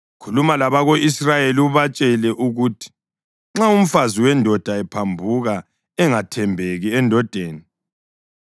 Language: North Ndebele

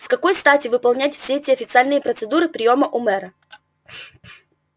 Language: Russian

